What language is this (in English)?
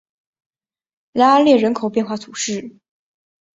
Chinese